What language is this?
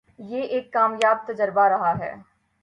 Urdu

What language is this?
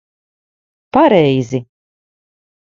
Latvian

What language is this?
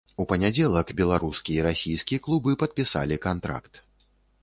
Belarusian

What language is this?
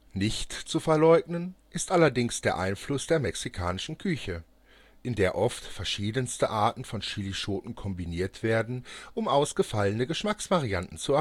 German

